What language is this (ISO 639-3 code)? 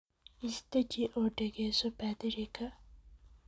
som